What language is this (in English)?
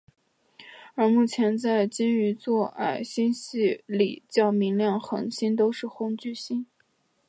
Chinese